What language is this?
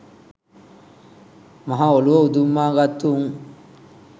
Sinhala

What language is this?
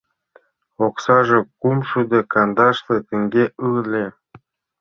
Mari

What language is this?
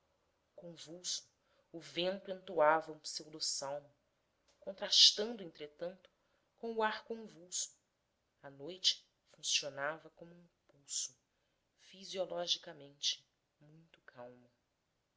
Portuguese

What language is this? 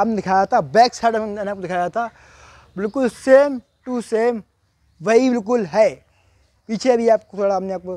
Hindi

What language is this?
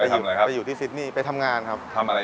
Thai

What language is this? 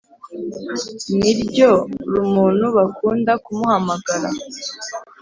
Kinyarwanda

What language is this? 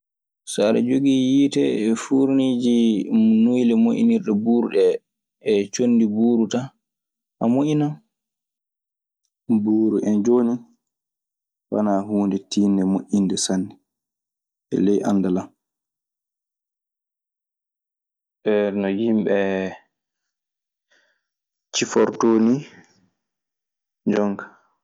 Maasina Fulfulde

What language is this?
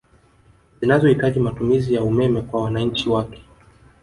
Swahili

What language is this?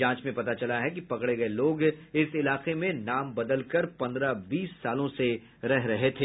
Hindi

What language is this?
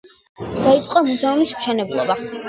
Georgian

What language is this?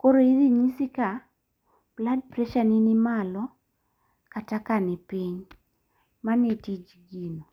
Luo (Kenya and Tanzania)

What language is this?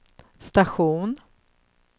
Swedish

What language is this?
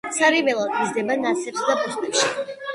Georgian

